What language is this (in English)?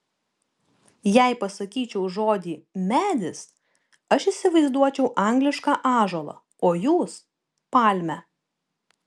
Lithuanian